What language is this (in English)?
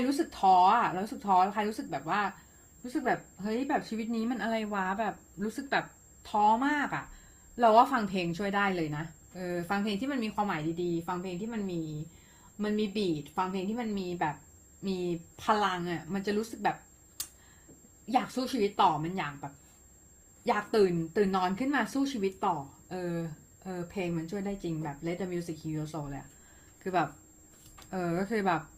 Thai